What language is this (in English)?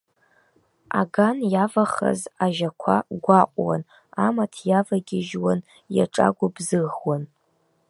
Abkhazian